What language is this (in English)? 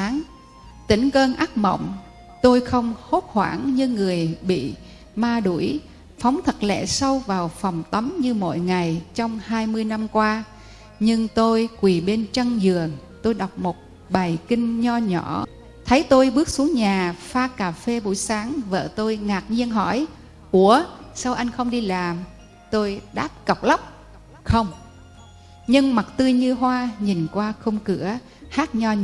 Vietnamese